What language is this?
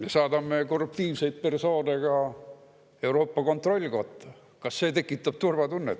Estonian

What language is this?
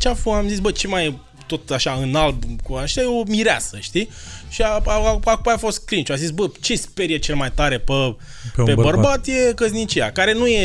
Romanian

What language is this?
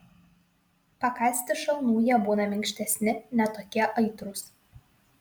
Lithuanian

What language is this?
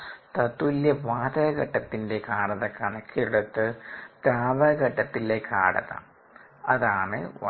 Malayalam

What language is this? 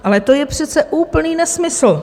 Czech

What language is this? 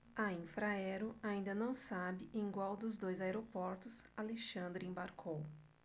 Portuguese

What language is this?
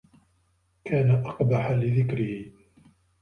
Arabic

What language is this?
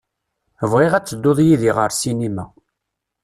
Kabyle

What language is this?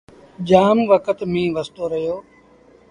Sindhi Bhil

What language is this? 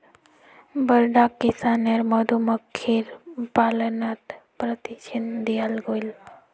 Magahi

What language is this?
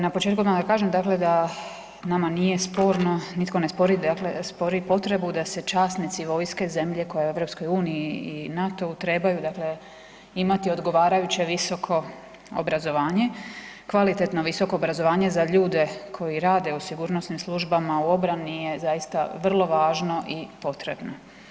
Croatian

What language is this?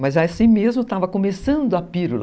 Portuguese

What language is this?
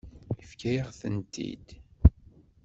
Kabyle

